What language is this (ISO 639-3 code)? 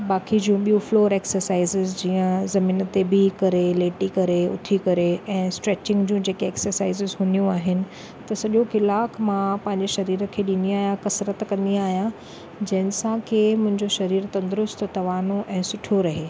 snd